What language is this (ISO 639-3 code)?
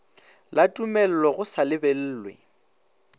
nso